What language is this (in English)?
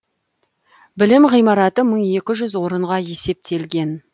Kazakh